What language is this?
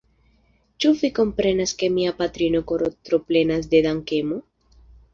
Esperanto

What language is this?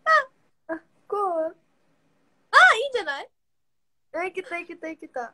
Japanese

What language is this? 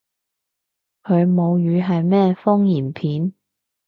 Cantonese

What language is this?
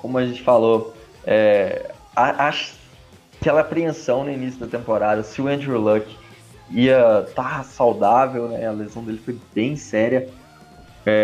Portuguese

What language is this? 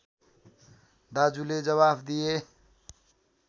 Nepali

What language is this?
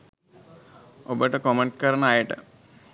Sinhala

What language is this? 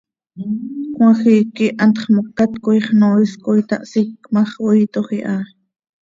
Seri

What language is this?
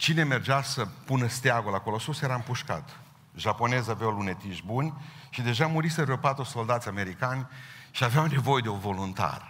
Romanian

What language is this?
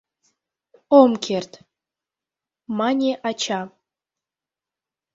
Mari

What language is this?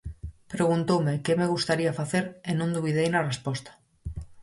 Galician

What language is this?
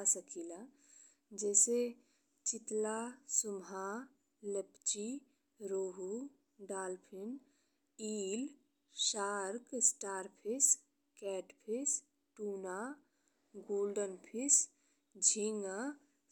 Bhojpuri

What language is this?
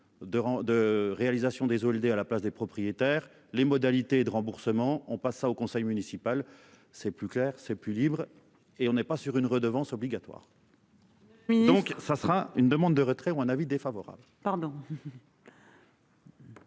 French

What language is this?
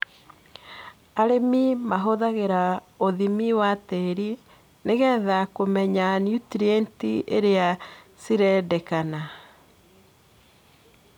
Kikuyu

